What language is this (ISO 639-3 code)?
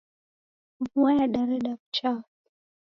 dav